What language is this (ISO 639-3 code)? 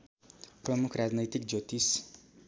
nep